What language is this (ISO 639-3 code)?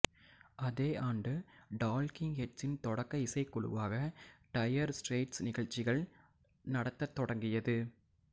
tam